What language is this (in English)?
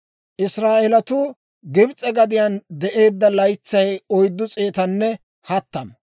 Dawro